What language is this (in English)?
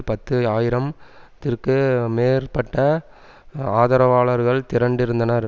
Tamil